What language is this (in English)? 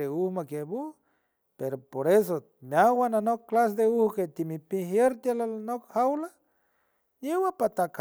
San Francisco Del Mar Huave